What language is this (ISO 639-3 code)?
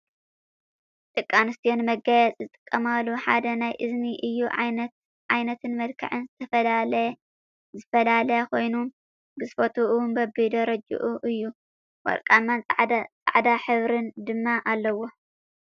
tir